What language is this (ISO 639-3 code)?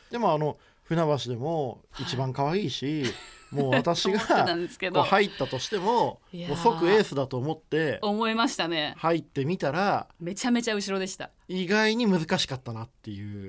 jpn